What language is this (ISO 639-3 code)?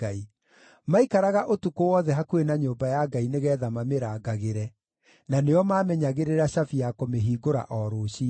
kik